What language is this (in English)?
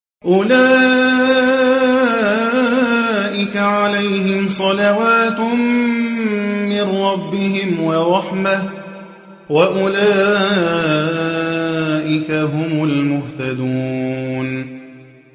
Arabic